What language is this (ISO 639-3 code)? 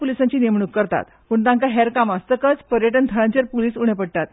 kok